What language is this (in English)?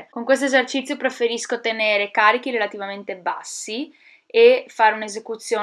Italian